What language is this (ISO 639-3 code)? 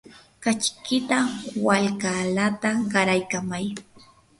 qur